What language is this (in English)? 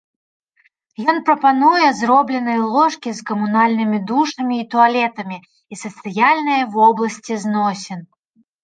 Belarusian